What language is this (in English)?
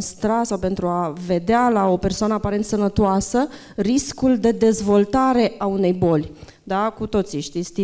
Romanian